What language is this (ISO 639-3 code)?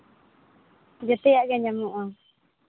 sat